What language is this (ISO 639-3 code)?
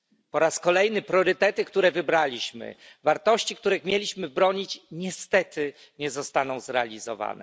pol